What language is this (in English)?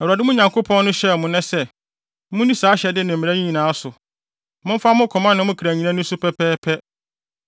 Akan